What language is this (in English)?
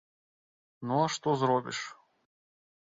Belarusian